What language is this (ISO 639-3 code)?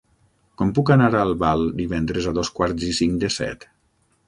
cat